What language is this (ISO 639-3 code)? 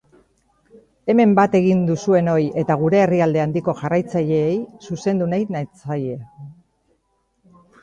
eus